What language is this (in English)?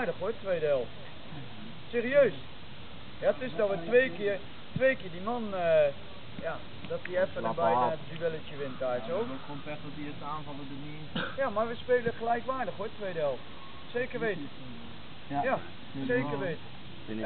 Dutch